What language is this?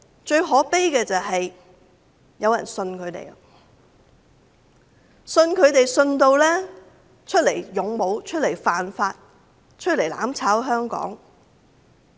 Cantonese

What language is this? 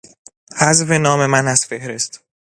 Persian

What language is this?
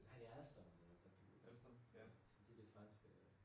Danish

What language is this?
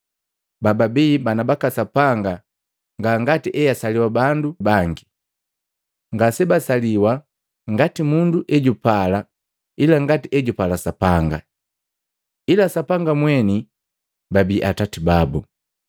Matengo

